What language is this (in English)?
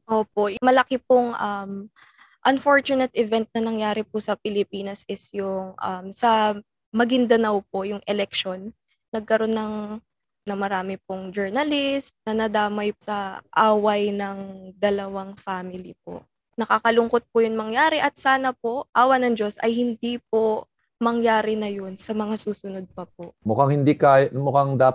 Filipino